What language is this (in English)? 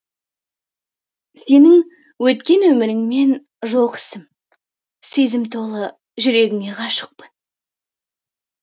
Kazakh